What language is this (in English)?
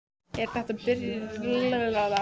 Icelandic